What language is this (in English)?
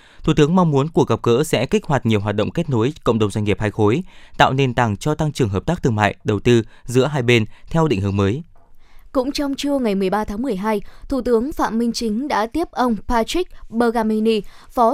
Vietnamese